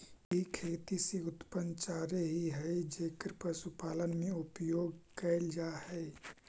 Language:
Magahi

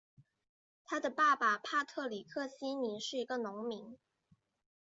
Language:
Chinese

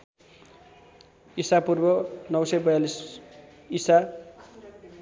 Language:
Nepali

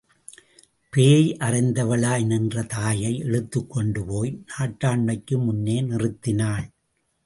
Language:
Tamil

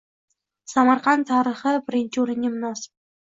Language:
Uzbek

